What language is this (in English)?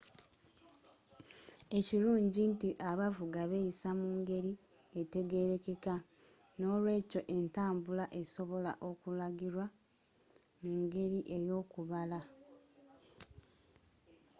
Ganda